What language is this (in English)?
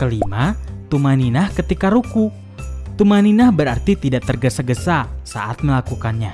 Indonesian